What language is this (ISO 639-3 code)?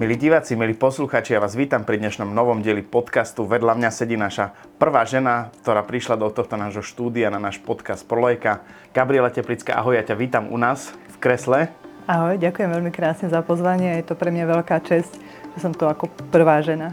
slk